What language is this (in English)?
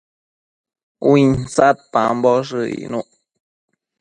Matsés